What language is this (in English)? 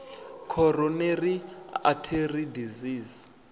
Venda